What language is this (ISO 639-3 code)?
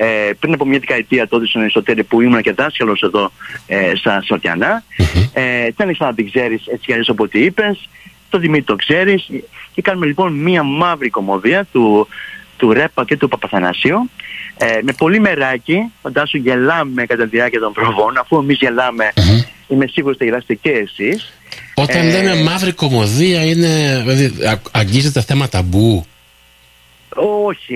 ell